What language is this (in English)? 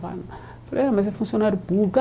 Portuguese